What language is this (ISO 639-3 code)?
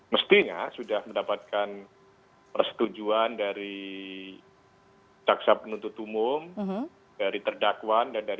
ind